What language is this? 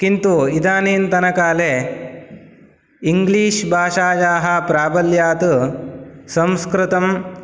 Sanskrit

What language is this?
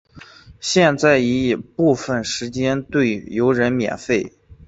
Chinese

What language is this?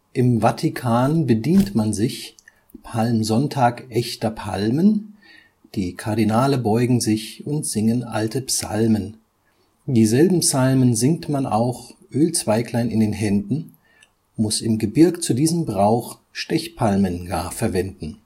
German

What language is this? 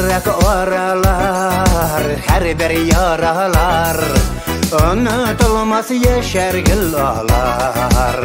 Romanian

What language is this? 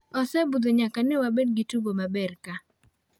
Luo (Kenya and Tanzania)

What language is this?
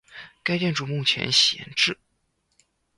Chinese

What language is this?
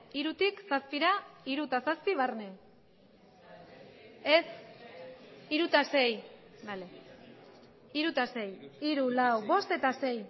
Basque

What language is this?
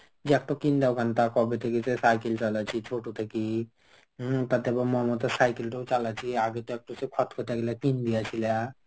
Bangla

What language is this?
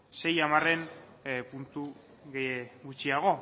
Basque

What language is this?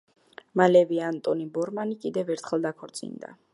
Georgian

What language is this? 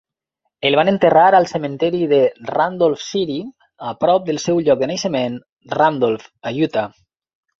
Catalan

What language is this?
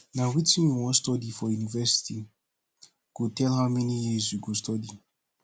Nigerian Pidgin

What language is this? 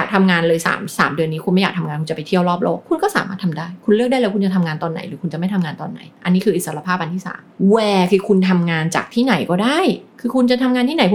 Thai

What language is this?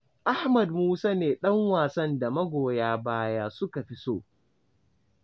Hausa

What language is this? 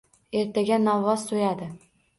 Uzbek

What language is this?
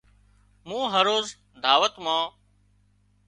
Wadiyara Koli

